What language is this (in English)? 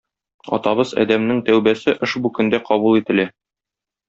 Tatar